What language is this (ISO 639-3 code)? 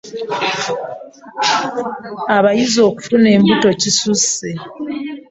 lug